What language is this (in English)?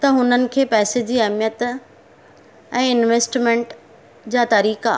Sindhi